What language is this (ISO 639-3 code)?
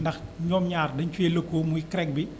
wol